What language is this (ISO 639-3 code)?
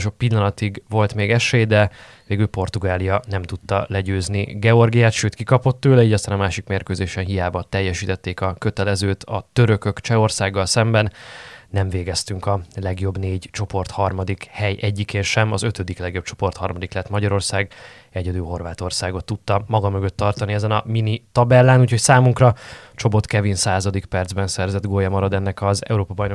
hun